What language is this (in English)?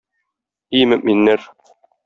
Tatar